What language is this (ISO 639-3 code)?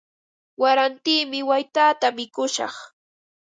qva